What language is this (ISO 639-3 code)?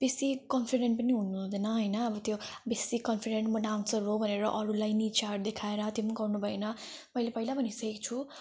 nep